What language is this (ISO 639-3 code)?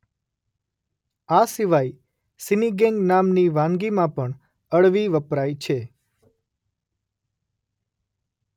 guj